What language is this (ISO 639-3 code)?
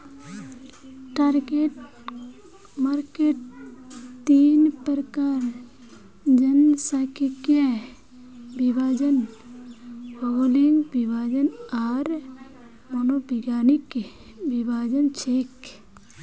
mag